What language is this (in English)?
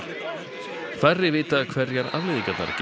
Icelandic